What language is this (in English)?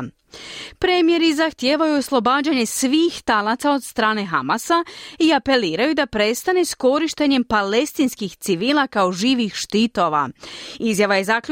Croatian